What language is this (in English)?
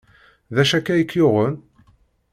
Kabyle